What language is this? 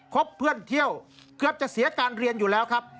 Thai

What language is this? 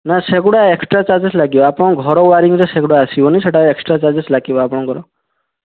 Odia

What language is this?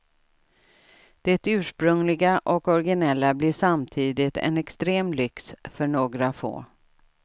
Swedish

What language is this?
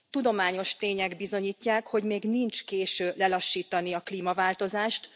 Hungarian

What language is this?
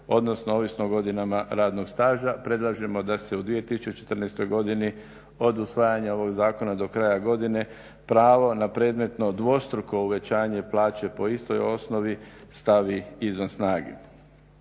Croatian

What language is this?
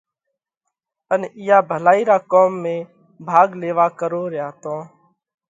Parkari Koli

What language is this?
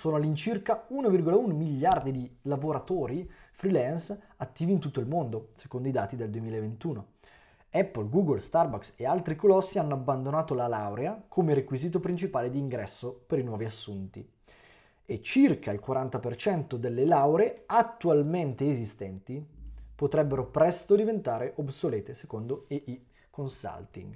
Italian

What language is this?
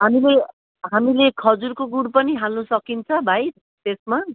Nepali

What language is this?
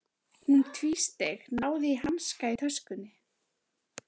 Icelandic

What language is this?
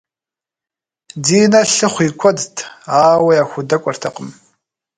Kabardian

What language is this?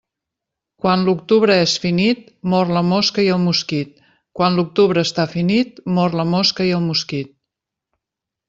Catalan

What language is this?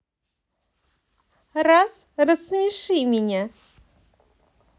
Russian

